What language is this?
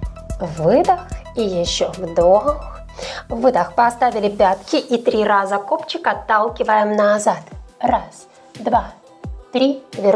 Russian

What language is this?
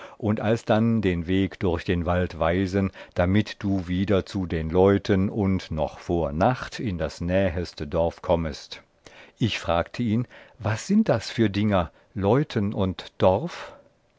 German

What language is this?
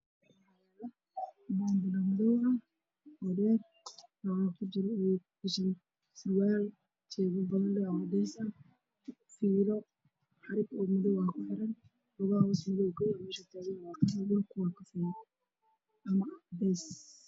Somali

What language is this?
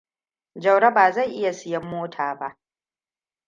Hausa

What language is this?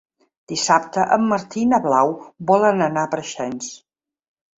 Catalan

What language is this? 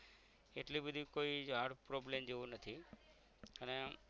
Gujarati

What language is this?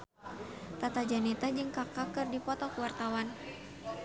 Sundanese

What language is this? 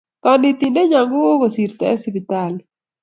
Kalenjin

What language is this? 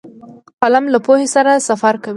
Pashto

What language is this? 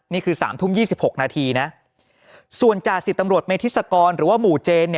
Thai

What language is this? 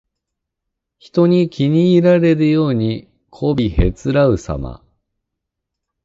Japanese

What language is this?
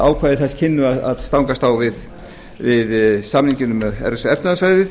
Icelandic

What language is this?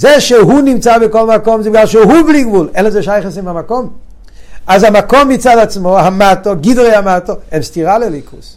Hebrew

